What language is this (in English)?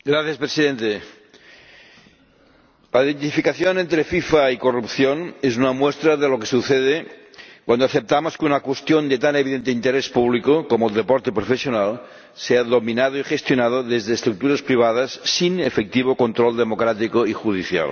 Spanish